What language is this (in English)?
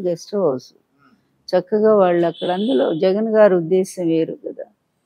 Telugu